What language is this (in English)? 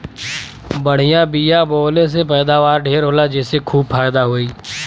Bhojpuri